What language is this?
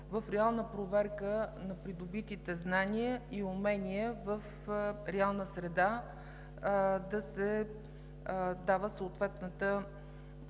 Bulgarian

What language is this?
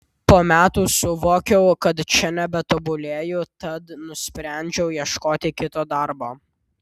Lithuanian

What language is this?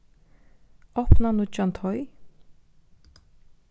Faroese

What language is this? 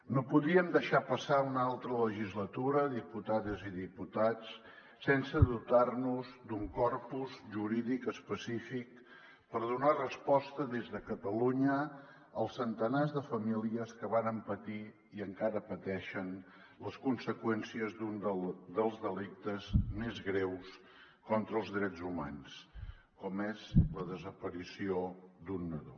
Catalan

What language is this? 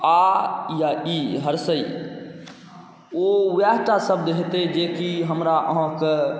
Maithili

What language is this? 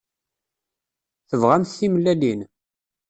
Kabyle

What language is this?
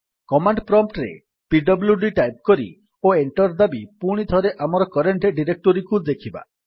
Odia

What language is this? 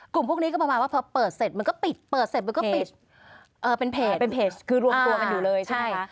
Thai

